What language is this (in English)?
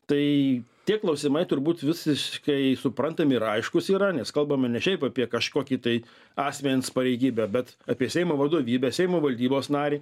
Lithuanian